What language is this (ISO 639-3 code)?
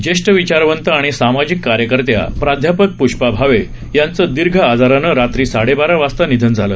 mar